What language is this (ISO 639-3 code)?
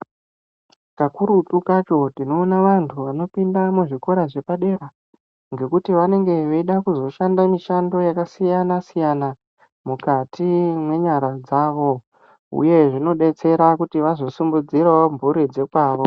ndc